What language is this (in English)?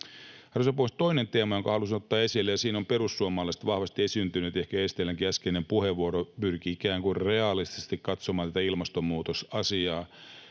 Finnish